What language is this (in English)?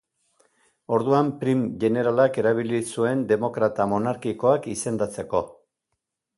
Basque